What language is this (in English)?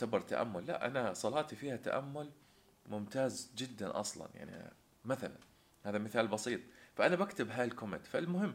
Arabic